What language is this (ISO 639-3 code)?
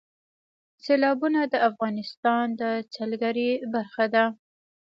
pus